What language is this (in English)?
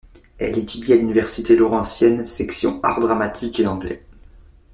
French